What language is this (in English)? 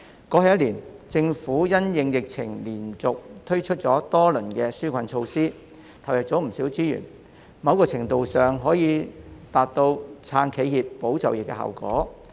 Cantonese